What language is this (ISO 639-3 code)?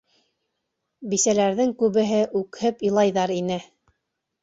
bak